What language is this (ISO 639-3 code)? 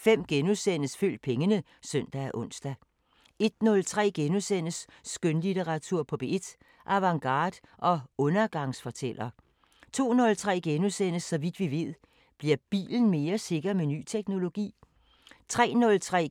dan